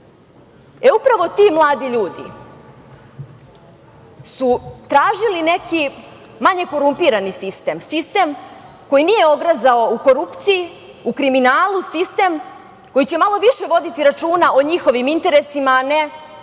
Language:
Serbian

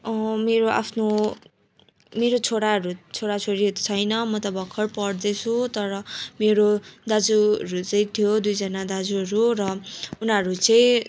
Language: Nepali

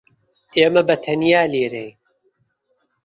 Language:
Central Kurdish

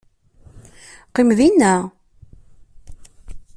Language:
Kabyle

